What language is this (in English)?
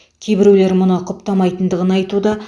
Kazakh